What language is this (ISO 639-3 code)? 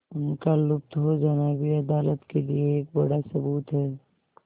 hin